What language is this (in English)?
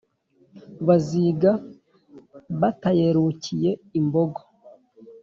Kinyarwanda